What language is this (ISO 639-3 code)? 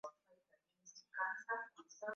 swa